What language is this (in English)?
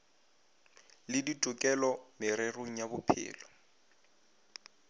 Northern Sotho